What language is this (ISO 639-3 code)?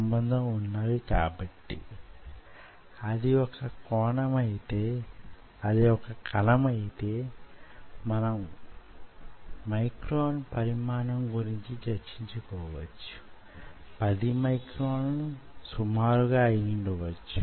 tel